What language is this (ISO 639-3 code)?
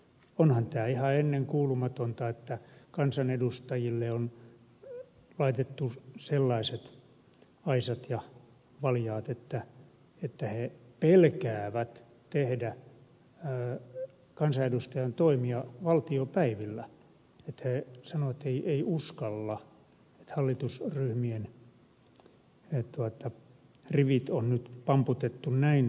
fin